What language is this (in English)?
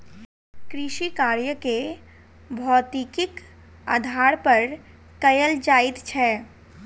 Maithili